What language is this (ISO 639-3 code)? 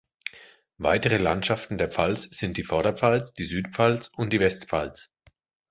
deu